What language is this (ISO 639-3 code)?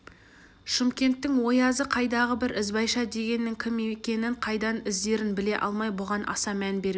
kaz